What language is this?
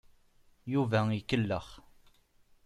Kabyle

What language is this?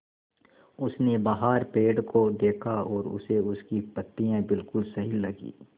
Hindi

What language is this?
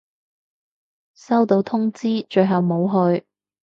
Cantonese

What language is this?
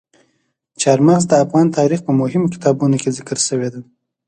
Pashto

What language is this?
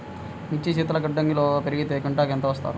Telugu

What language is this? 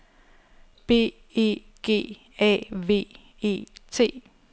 Danish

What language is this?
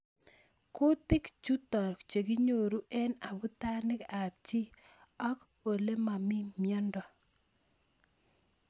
Kalenjin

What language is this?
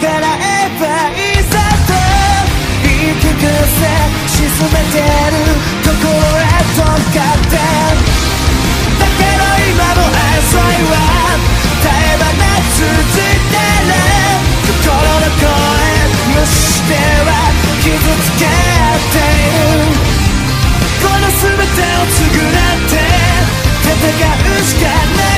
Korean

